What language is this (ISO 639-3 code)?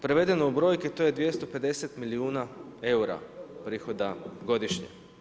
hrv